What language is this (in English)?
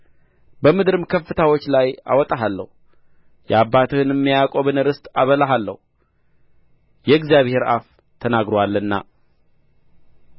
Amharic